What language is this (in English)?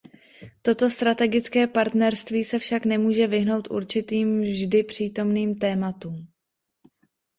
Czech